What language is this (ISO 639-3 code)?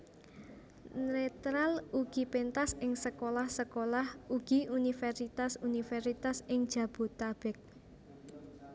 jav